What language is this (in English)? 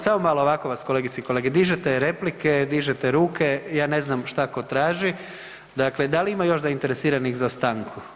Croatian